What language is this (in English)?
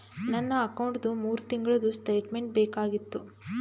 Kannada